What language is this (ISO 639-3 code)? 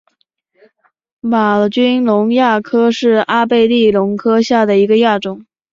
zho